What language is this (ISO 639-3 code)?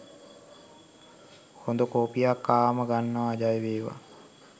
sin